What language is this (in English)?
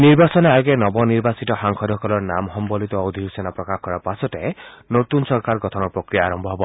Assamese